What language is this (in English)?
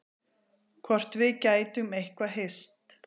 Icelandic